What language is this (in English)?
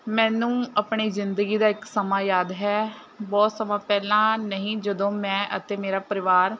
Punjabi